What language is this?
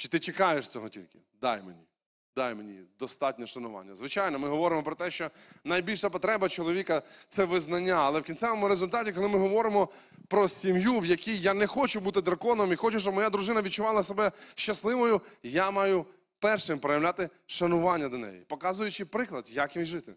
Ukrainian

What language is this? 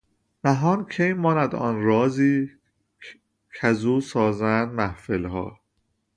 Persian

